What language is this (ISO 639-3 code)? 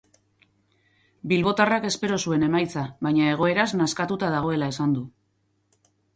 eus